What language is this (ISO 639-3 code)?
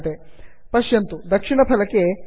san